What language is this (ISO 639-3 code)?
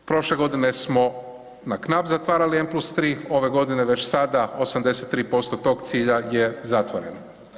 hrv